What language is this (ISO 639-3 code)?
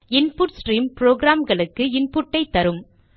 tam